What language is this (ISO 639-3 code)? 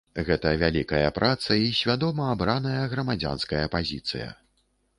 bel